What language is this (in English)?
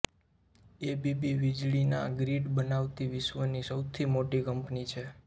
Gujarati